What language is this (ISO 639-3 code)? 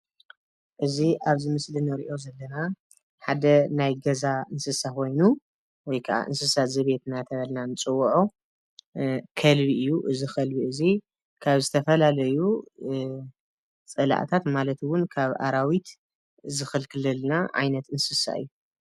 tir